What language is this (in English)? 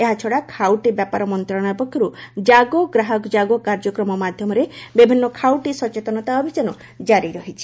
Odia